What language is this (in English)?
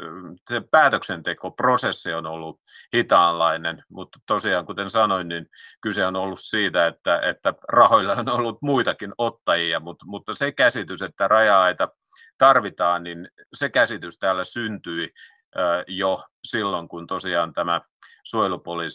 Finnish